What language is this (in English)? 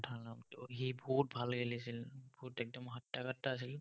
Assamese